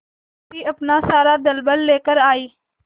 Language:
Hindi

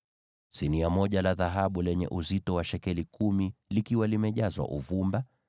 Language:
Swahili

